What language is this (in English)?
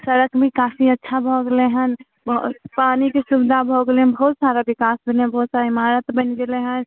Maithili